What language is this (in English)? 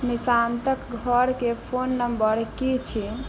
Maithili